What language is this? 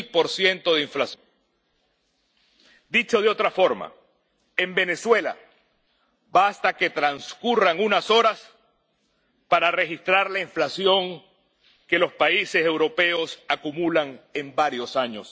Spanish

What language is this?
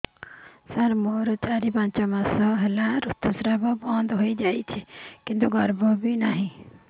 Odia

